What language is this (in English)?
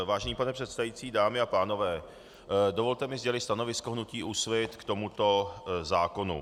Czech